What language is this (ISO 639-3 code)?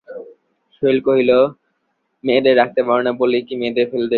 ben